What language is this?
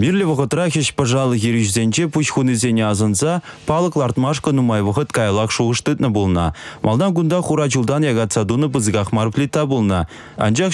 Russian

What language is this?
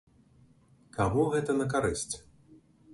Belarusian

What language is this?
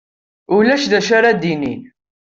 Kabyle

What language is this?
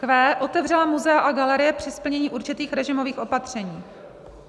Czech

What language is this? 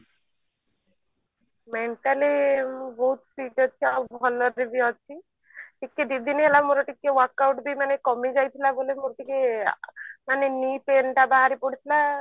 Odia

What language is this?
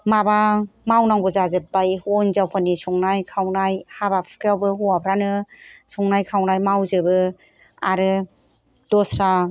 Bodo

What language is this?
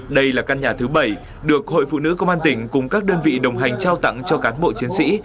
Vietnamese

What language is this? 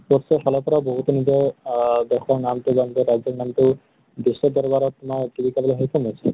Assamese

